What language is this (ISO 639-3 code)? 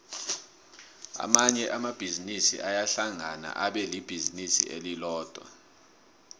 nbl